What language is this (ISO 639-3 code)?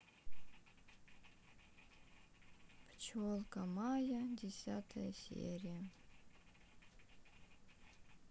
rus